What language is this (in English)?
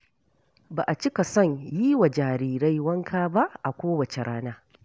Hausa